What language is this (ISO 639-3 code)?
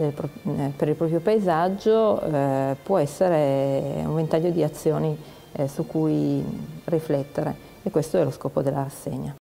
ita